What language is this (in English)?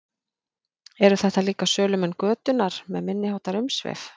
Icelandic